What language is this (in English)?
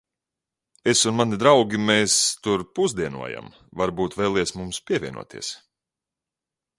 Latvian